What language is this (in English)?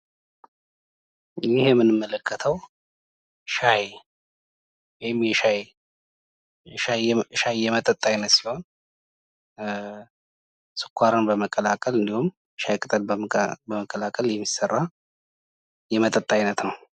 Amharic